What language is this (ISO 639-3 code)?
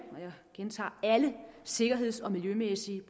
dan